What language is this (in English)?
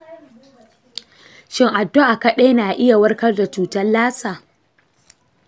Hausa